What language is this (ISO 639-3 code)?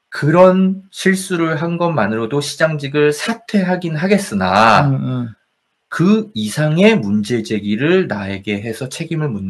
kor